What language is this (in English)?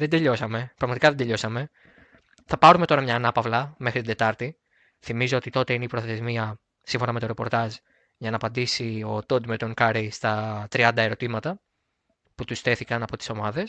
Greek